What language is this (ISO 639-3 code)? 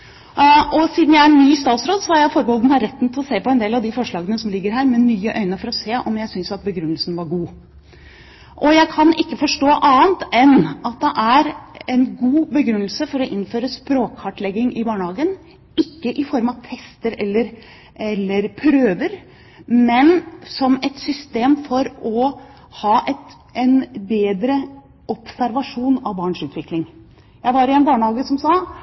nob